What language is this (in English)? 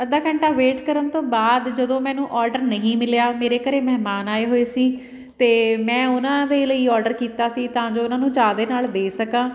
Punjabi